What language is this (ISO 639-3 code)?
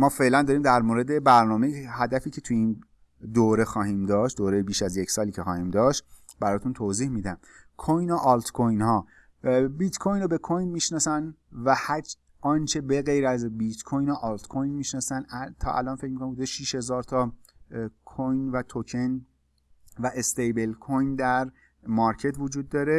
fas